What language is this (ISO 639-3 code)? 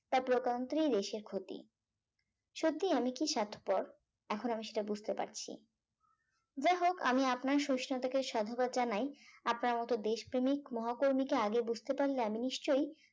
ben